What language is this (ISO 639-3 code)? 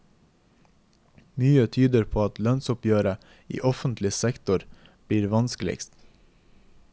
nor